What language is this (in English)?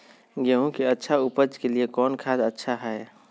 Magahi